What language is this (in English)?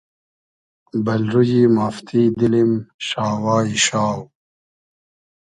Hazaragi